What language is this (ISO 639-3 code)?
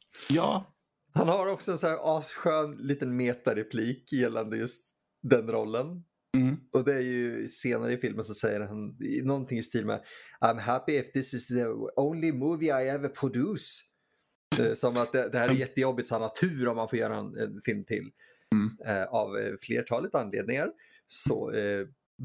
swe